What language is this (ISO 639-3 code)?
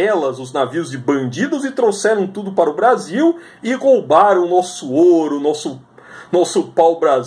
por